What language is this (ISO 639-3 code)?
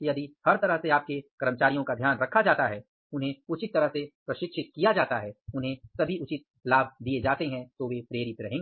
hin